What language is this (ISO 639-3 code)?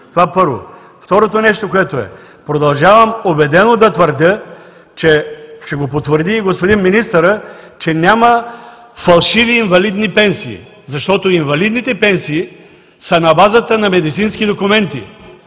bul